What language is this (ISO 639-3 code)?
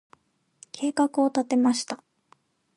jpn